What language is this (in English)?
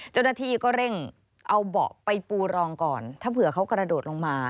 Thai